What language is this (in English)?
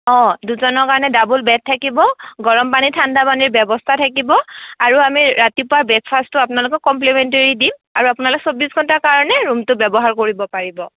Assamese